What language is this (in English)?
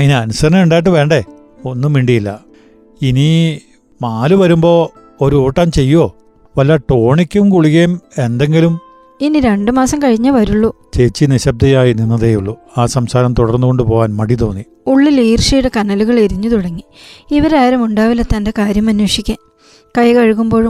Malayalam